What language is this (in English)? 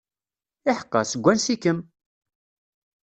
Kabyle